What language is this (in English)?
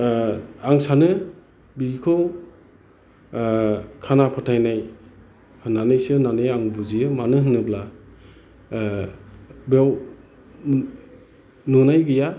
Bodo